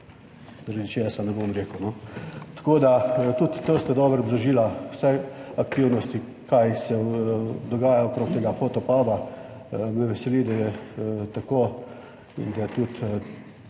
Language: Slovenian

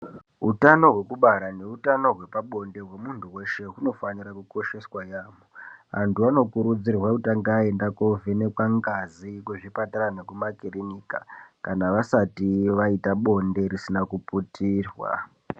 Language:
Ndau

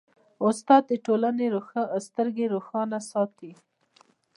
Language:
Pashto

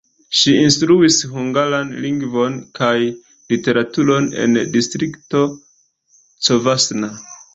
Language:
Esperanto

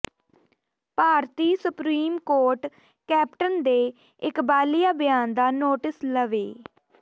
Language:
Punjabi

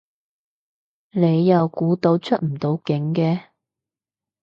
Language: Cantonese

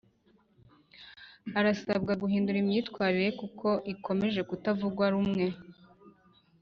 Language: Kinyarwanda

